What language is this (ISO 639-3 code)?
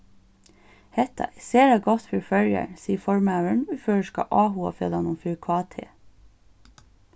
fao